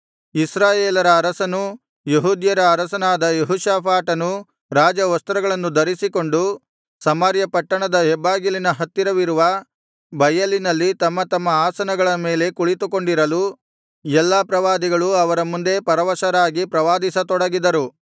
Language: Kannada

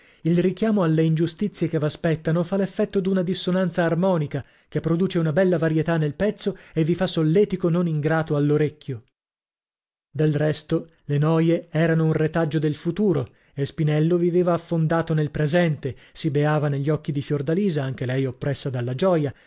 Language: Italian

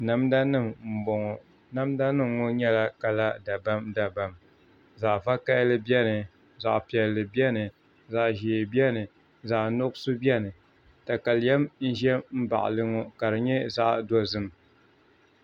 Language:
Dagbani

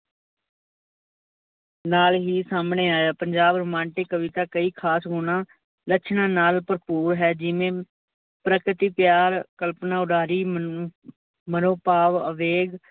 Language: Punjabi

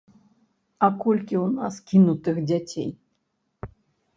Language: Belarusian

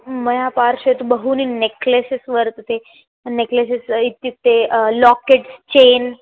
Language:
Sanskrit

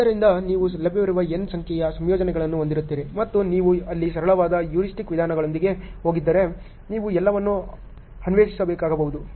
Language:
Kannada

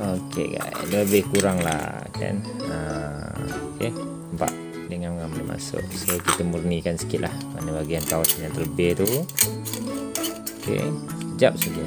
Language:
Malay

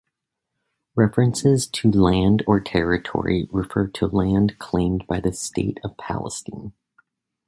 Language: English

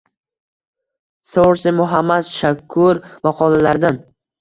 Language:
Uzbek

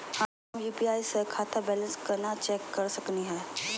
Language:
Magahi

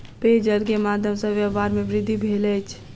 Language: Maithili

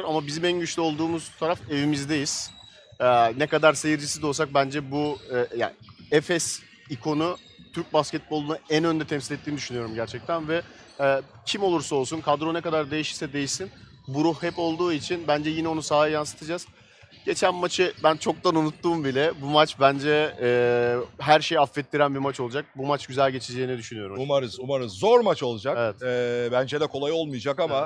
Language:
Turkish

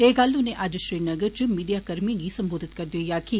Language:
Dogri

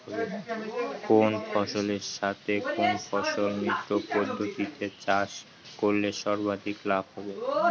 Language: Bangla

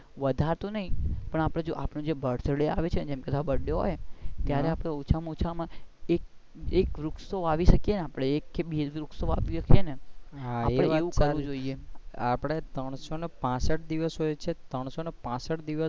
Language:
Gujarati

